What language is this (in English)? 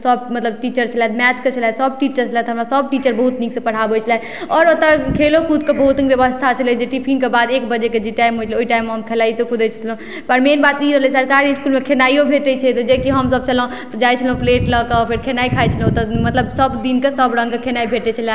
Maithili